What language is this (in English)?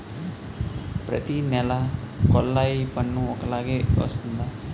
Telugu